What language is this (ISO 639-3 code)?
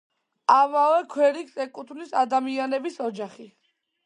kat